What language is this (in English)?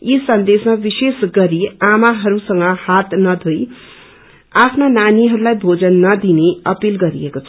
Nepali